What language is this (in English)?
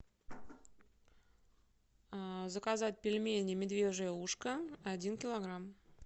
Russian